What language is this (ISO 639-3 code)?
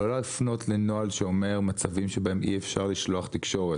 heb